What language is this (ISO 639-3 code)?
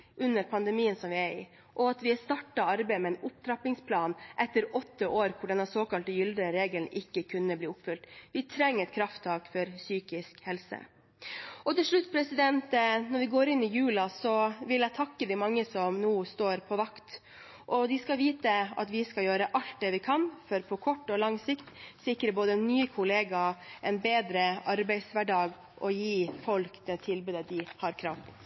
nob